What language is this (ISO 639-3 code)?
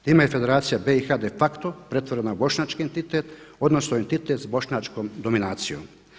hrv